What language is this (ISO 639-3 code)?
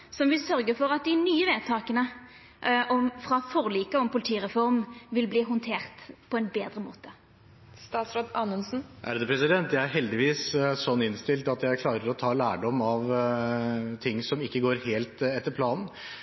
nor